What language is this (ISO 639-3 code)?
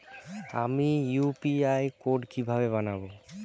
ben